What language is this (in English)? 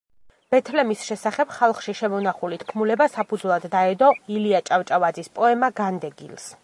Georgian